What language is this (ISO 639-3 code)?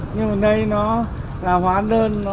vie